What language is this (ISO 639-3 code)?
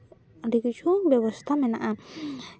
sat